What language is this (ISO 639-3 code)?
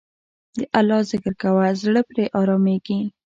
pus